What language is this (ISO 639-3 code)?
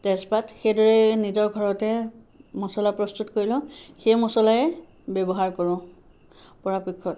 asm